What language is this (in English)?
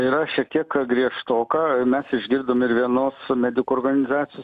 Lithuanian